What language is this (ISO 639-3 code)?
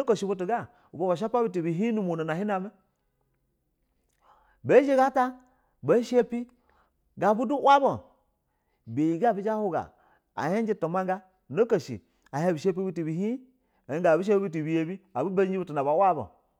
bzw